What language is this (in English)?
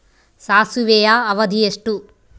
Kannada